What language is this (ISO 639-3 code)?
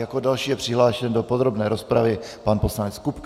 ces